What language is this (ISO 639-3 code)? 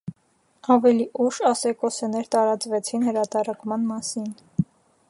hye